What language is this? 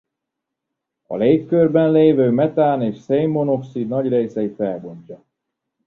Hungarian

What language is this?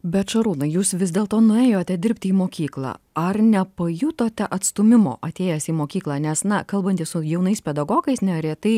Lithuanian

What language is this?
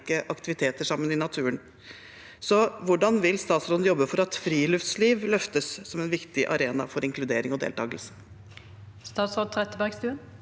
Norwegian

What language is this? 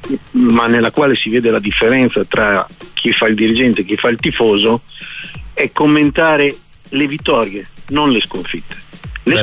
Italian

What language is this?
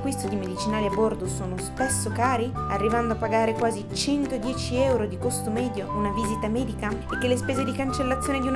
Italian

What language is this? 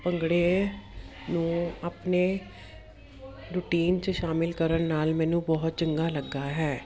Punjabi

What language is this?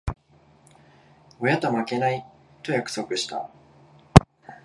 Japanese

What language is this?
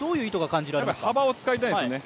Japanese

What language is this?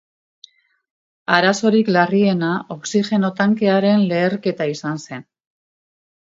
Basque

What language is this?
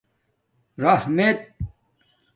Domaaki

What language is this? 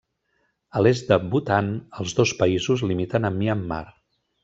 Catalan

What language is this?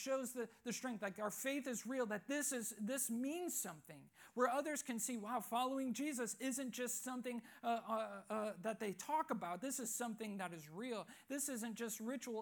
English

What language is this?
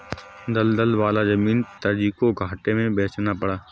Hindi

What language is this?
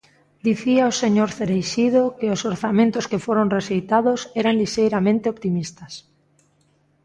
Galician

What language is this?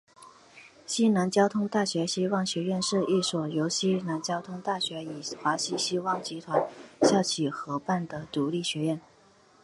Chinese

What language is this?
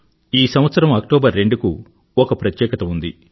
Telugu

